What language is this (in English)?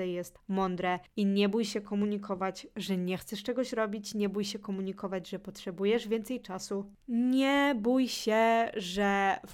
Polish